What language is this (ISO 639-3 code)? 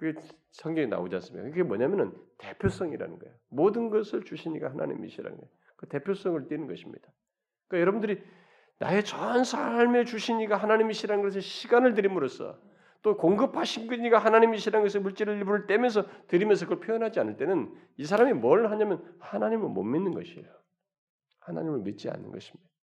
kor